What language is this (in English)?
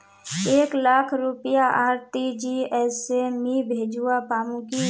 Magahi